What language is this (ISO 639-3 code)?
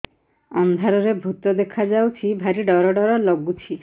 ori